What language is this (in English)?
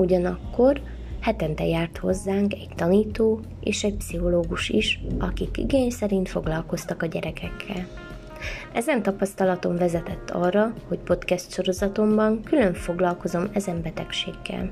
Hungarian